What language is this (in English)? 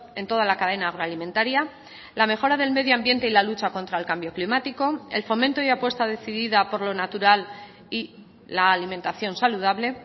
Spanish